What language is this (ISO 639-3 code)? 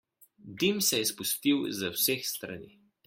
slv